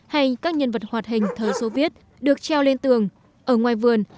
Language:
Vietnamese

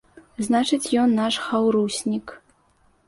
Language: Belarusian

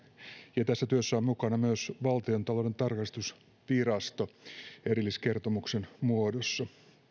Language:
Finnish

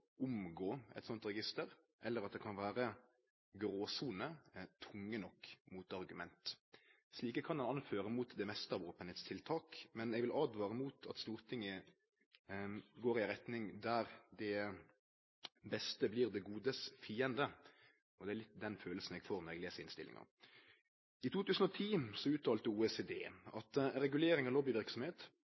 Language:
Norwegian Nynorsk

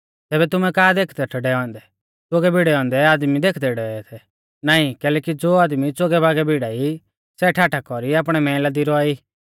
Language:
Mahasu Pahari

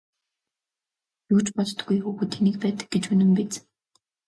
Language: Mongolian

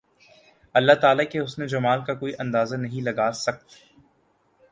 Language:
Urdu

